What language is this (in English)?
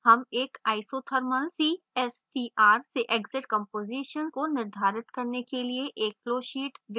Hindi